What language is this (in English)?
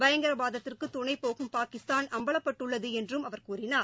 Tamil